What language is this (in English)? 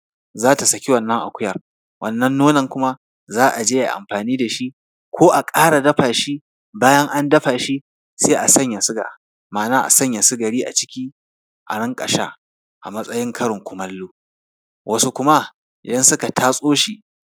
Hausa